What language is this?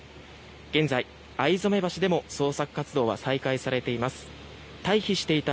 Japanese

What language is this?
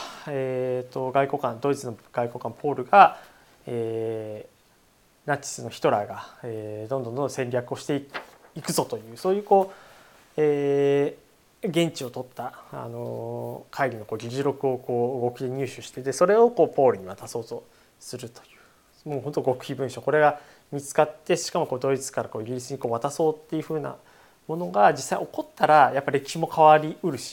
Japanese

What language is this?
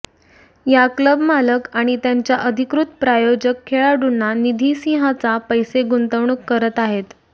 Marathi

